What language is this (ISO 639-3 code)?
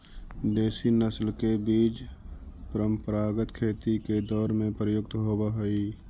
mag